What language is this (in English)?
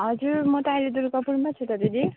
Nepali